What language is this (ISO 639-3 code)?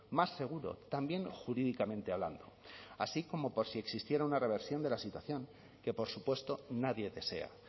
spa